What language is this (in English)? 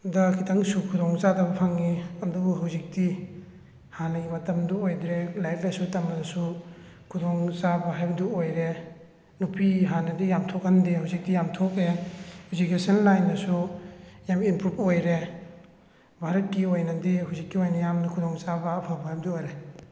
Manipuri